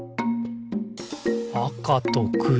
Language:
Japanese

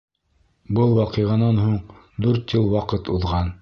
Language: Bashkir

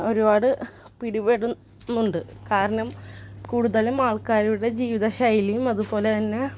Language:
Malayalam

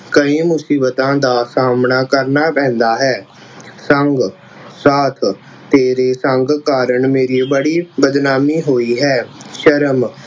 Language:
Punjabi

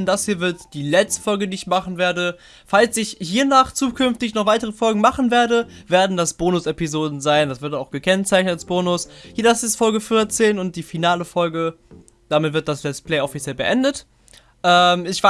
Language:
German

